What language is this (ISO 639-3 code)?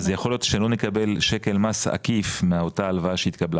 heb